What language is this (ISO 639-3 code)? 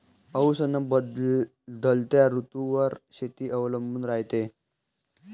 mar